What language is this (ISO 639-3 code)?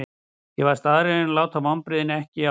isl